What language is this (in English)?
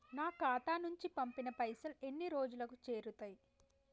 Telugu